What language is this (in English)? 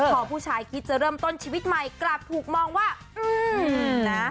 Thai